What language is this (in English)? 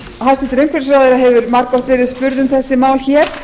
Icelandic